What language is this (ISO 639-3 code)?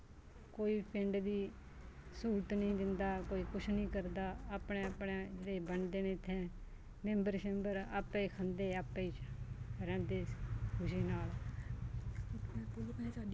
doi